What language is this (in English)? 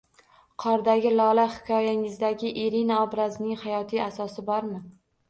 Uzbek